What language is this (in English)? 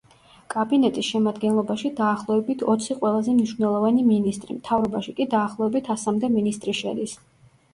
Georgian